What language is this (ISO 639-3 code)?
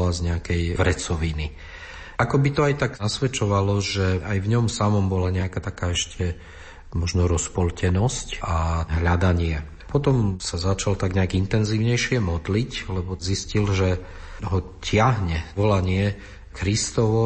slk